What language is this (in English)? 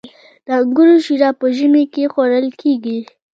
Pashto